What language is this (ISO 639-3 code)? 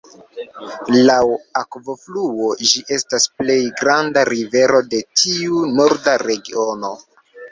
epo